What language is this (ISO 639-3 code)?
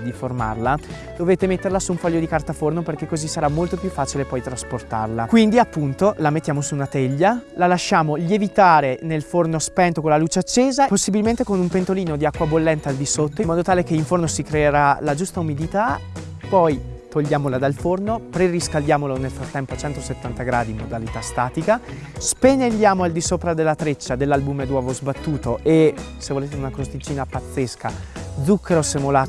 ita